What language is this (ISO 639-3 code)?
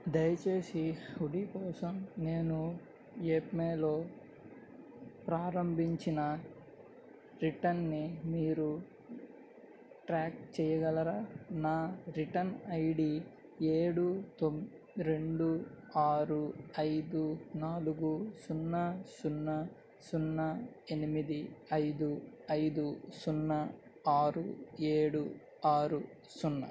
tel